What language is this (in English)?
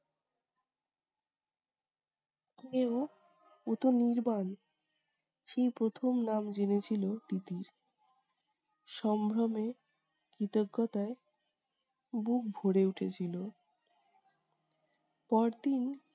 Bangla